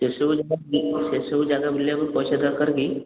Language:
Odia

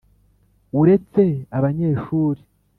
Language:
Kinyarwanda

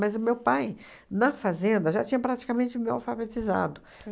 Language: Portuguese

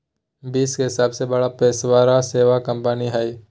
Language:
Magahi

